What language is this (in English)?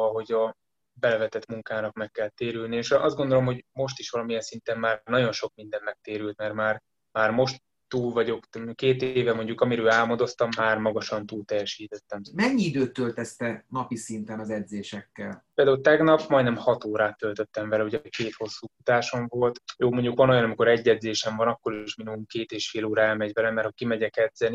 Hungarian